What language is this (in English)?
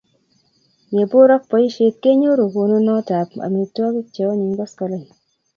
Kalenjin